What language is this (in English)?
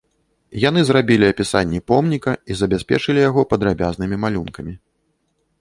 Belarusian